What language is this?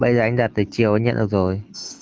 Vietnamese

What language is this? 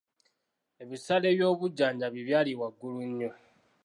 Ganda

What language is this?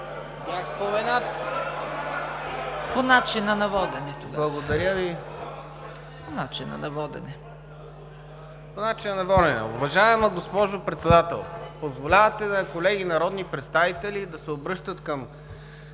Bulgarian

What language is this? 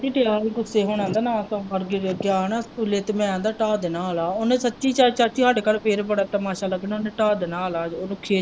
Punjabi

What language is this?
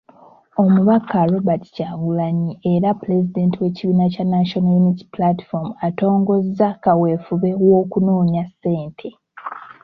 Ganda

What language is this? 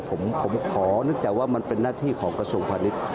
Thai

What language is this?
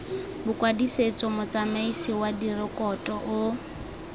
Tswana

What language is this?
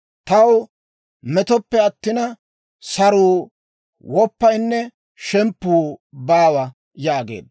Dawro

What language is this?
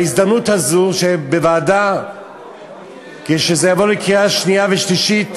Hebrew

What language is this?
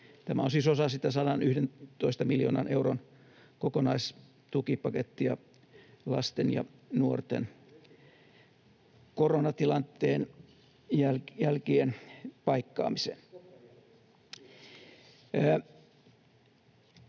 Finnish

